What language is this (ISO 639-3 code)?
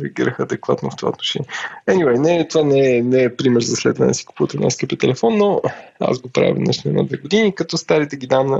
bul